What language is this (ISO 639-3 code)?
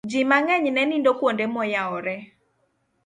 luo